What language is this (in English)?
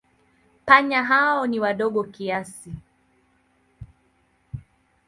Swahili